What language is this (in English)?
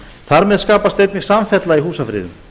Icelandic